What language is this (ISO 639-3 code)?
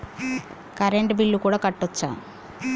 tel